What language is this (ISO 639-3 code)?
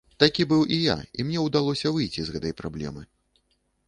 bel